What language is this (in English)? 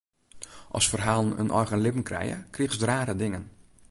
Western Frisian